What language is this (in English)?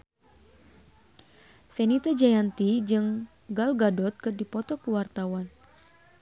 Sundanese